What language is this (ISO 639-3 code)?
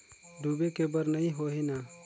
hne